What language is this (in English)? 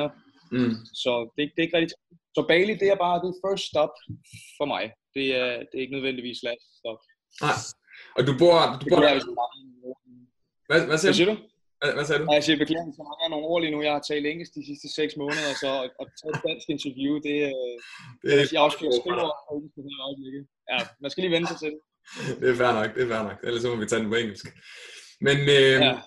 Danish